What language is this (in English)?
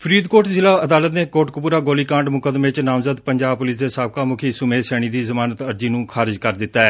Punjabi